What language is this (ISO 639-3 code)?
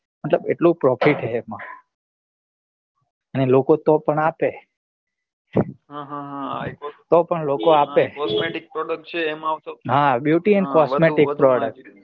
guj